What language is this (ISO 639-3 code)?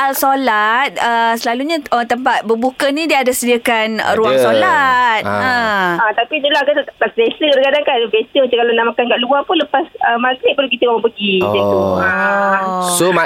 msa